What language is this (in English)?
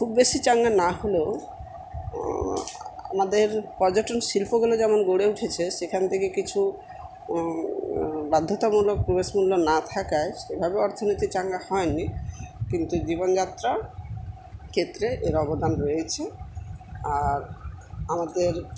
Bangla